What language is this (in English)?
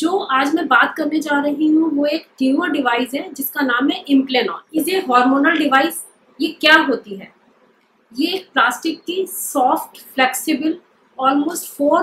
Hindi